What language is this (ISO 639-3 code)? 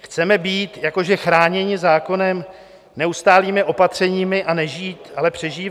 ces